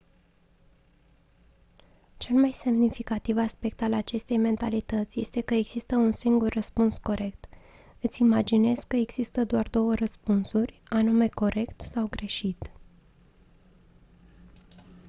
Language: Romanian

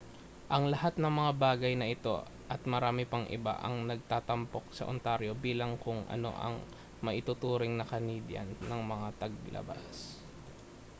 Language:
Filipino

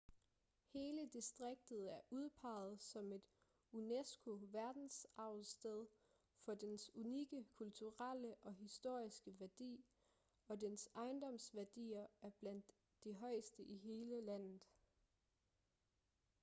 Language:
Danish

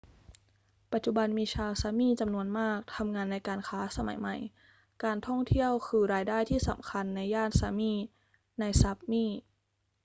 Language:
Thai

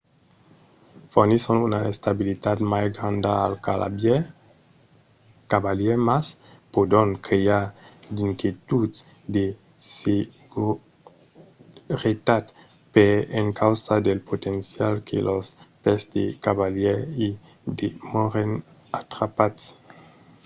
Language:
Occitan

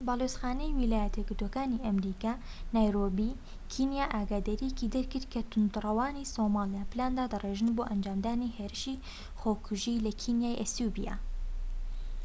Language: Central Kurdish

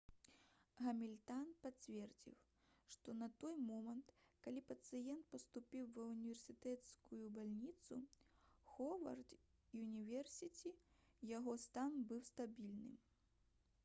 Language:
Belarusian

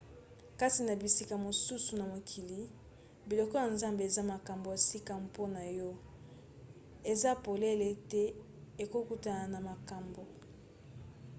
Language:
Lingala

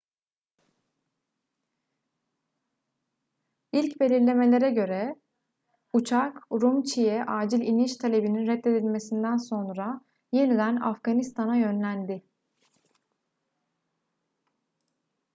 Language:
Turkish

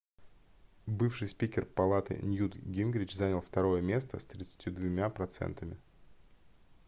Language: Russian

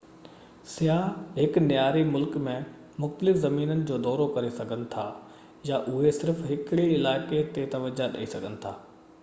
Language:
Sindhi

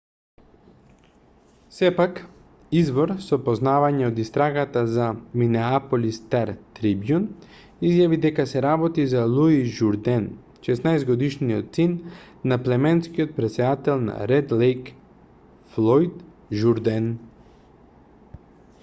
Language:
Macedonian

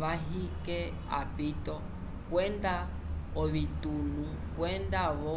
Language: Umbundu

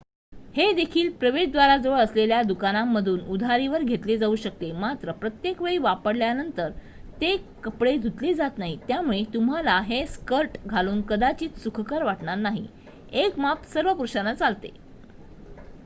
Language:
Marathi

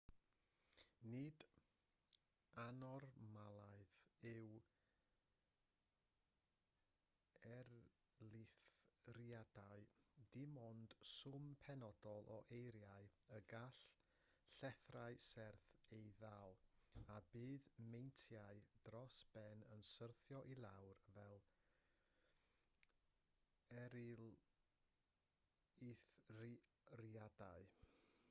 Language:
Welsh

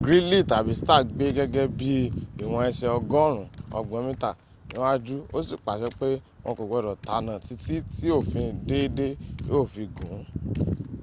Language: Yoruba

